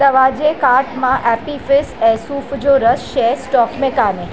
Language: Sindhi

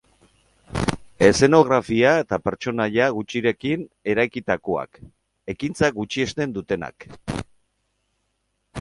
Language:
Basque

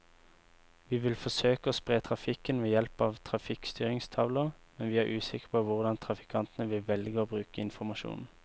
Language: Norwegian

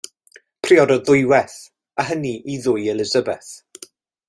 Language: Welsh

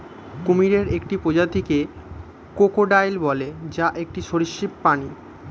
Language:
Bangla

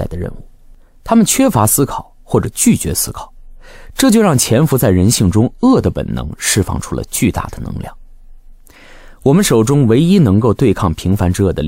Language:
Chinese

